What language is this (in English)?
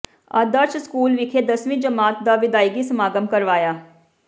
Punjabi